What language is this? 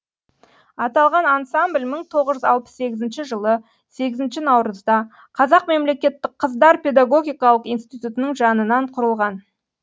Kazakh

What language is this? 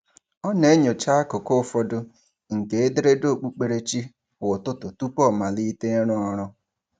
Igbo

